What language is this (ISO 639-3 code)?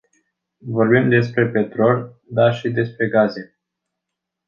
ron